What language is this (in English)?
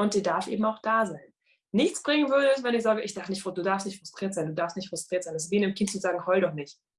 German